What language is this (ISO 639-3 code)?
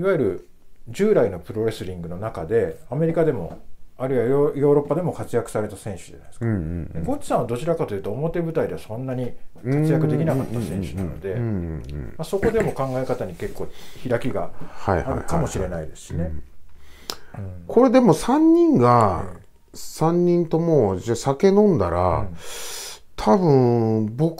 jpn